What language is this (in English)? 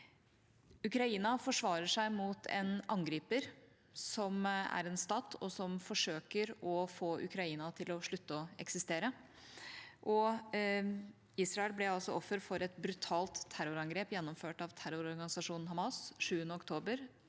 Norwegian